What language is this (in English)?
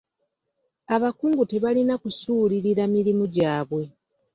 Ganda